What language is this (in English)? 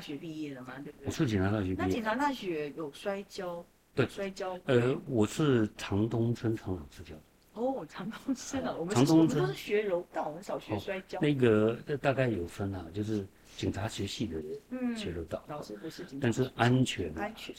Chinese